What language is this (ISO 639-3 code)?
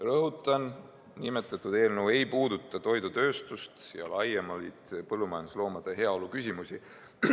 est